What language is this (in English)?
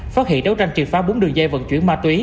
Vietnamese